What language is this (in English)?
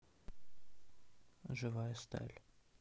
Russian